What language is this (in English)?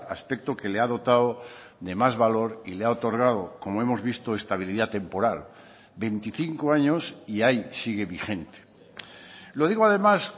Spanish